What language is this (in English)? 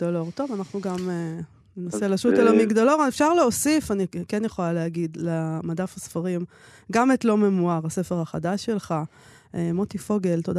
Hebrew